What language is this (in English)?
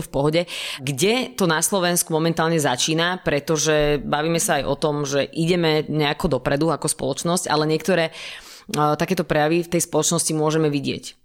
Slovak